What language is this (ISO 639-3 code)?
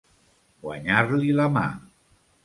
cat